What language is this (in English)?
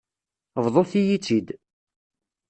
Kabyle